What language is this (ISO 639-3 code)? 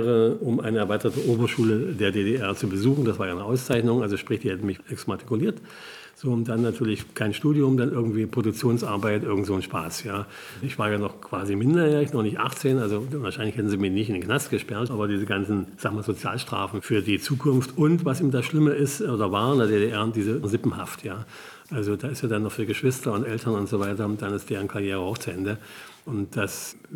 deu